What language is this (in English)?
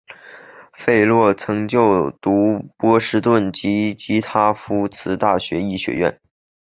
Chinese